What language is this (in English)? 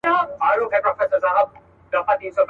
Pashto